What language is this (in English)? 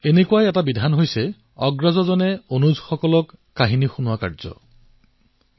Assamese